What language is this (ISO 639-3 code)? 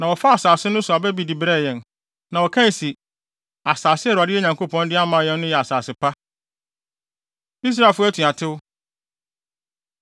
aka